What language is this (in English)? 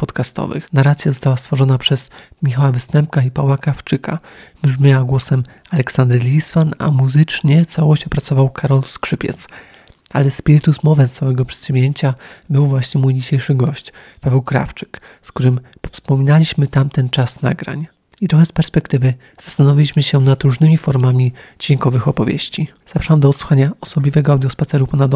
Polish